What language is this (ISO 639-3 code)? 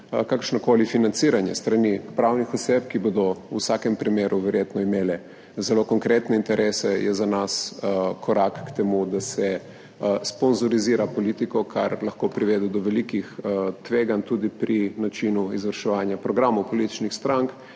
slv